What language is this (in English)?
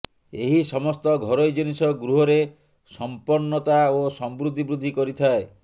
Odia